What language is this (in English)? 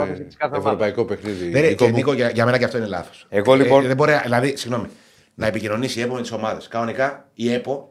Greek